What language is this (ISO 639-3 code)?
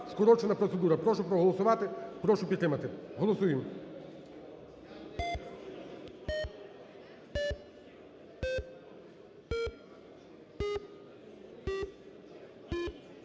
ukr